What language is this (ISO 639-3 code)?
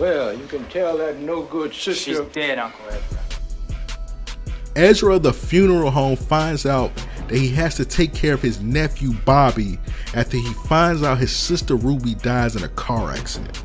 eng